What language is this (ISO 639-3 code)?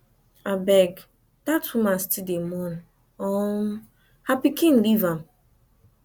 pcm